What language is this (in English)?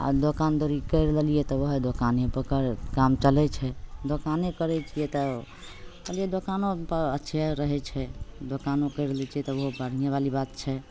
Maithili